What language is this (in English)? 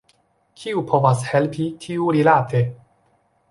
Esperanto